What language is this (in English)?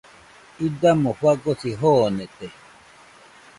Nüpode Huitoto